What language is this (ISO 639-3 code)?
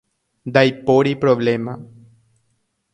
grn